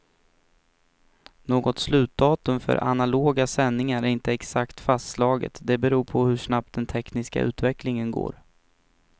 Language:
Swedish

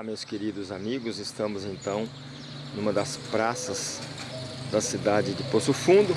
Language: Portuguese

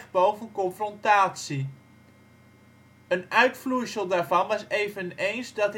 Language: Dutch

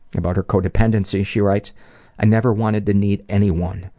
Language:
English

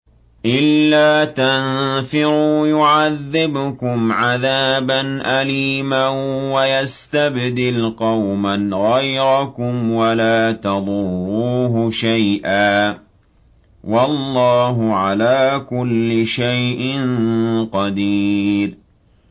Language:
Arabic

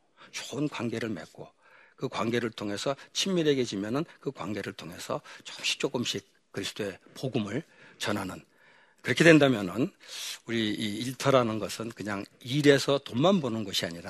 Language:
Korean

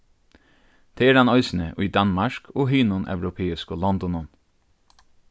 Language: Faroese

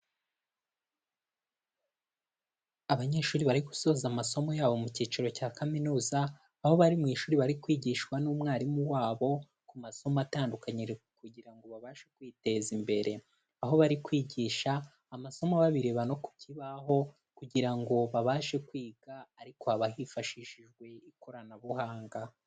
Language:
Kinyarwanda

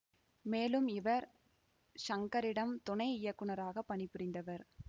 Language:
Tamil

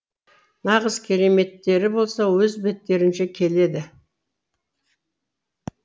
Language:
Kazakh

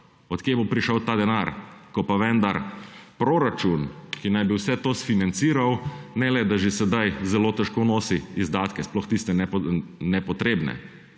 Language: Slovenian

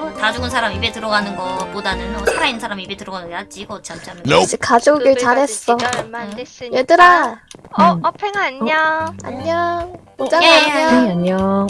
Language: Korean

